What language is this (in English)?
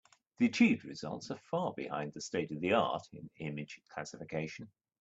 English